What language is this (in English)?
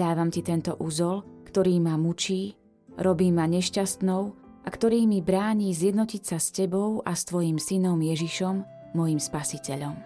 Slovak